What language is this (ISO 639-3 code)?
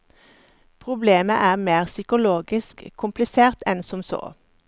nor